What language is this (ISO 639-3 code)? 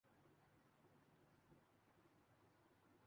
urd